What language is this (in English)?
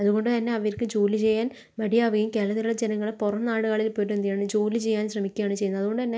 Malayalam